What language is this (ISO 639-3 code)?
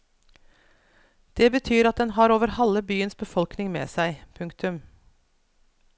nor